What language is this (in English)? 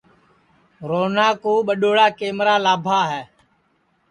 Sansi